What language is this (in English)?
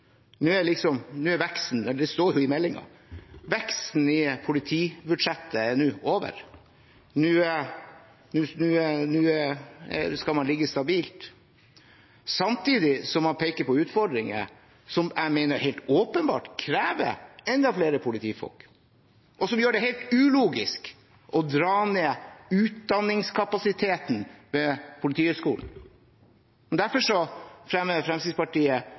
Norwegian Bokmål